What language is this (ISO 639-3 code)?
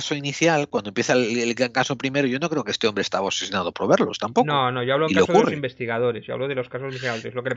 spa